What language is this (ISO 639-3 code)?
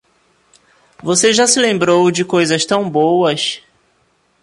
por